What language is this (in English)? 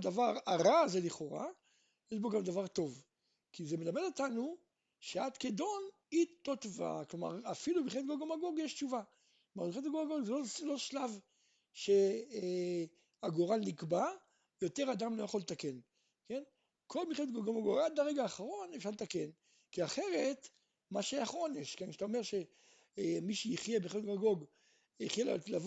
Hebrew